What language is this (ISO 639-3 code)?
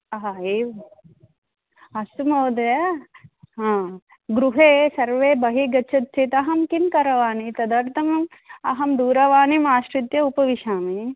san